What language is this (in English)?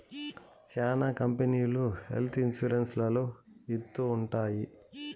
Telugu